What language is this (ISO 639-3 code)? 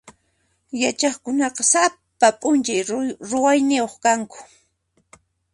qxp